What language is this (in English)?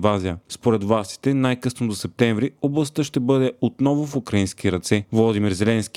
Bulgarian